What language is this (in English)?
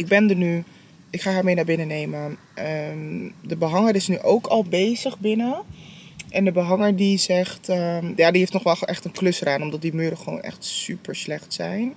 Dutch